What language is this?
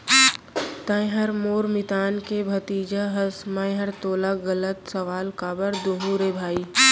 Chhattisgarhi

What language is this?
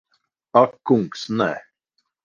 Latvian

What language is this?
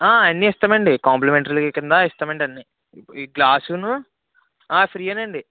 Telugu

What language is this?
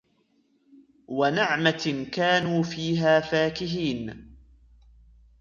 Arabic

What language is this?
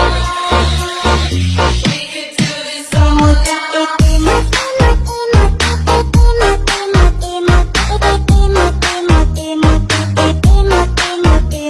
Indonesian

